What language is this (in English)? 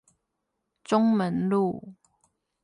Chinese